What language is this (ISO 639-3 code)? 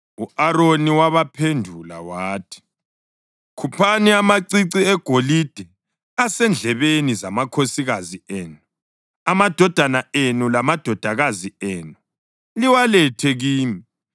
nde